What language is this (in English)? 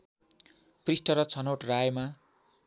Nepali